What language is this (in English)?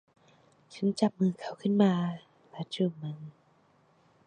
Thai